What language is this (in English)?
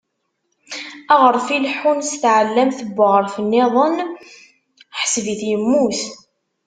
Kabyle